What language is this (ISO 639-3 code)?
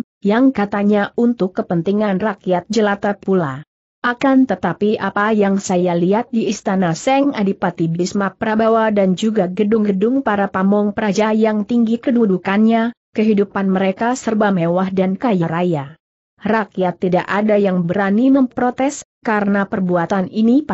ind